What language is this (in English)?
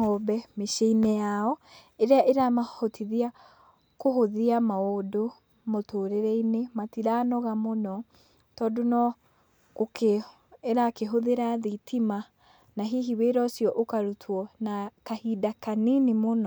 Kikuyu